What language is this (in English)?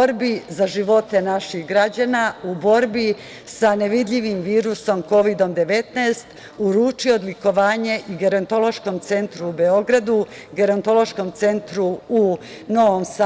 Serbian